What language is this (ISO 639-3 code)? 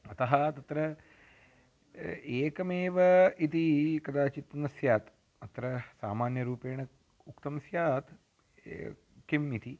san